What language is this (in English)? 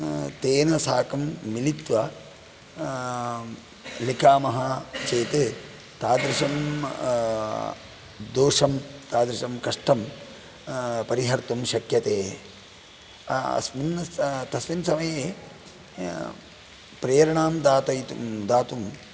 Sanskrit